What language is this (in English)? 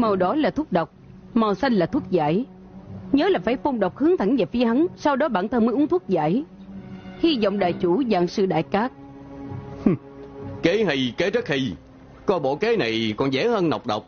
Vietnamese